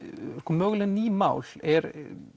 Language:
Icelandic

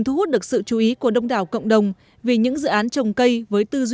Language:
Vietnamese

